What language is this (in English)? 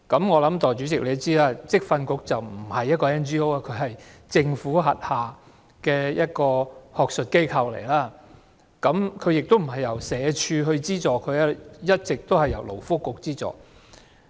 Cantonese